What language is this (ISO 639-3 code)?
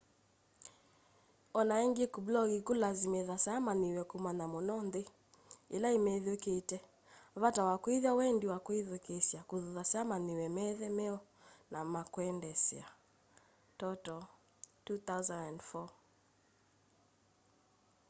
kam